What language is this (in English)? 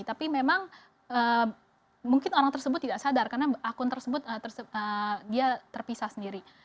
Indonesian